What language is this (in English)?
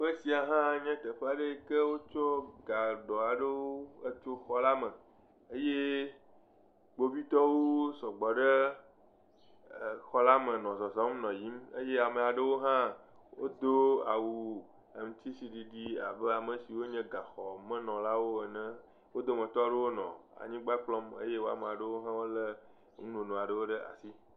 Ewe